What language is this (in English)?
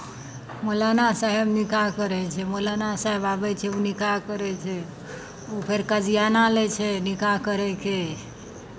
Maithili